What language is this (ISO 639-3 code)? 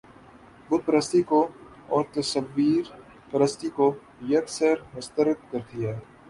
urd